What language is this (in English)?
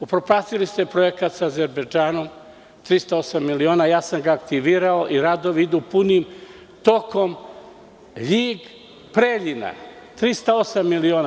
Serbian